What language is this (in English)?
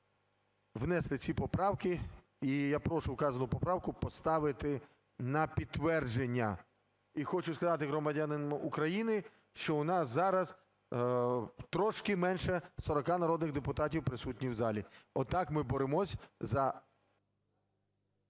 Ukrainian